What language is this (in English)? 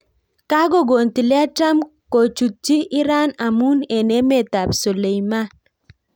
Kalenjin